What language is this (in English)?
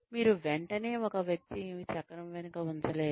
Telugu